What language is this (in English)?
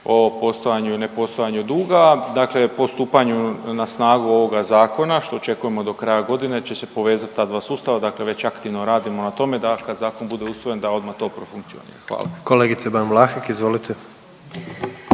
Croatian